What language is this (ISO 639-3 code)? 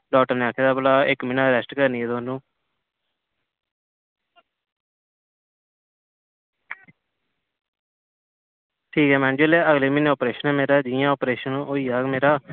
doi